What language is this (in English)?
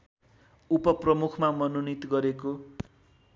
Nepali